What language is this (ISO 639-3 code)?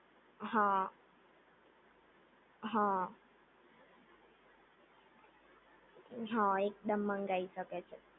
guj